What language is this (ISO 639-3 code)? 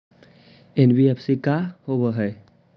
mag